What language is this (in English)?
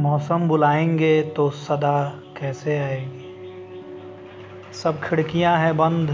Hindi